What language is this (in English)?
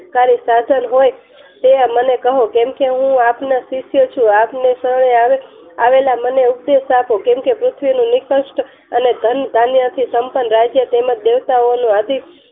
Gujarati